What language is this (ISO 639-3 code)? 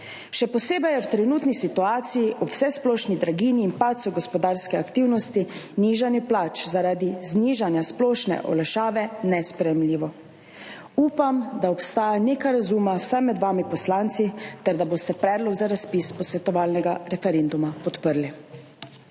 slv